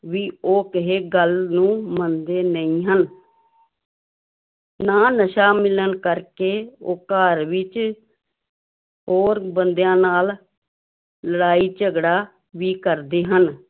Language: Punjabi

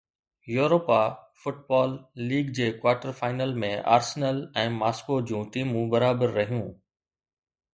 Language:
Sindhi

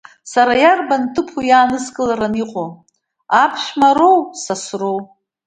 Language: Abkhazian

